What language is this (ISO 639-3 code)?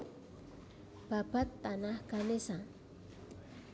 jav